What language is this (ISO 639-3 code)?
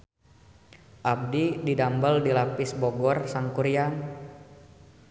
sun